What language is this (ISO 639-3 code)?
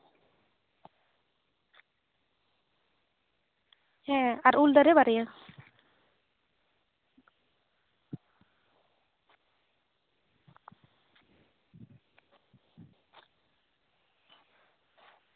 sat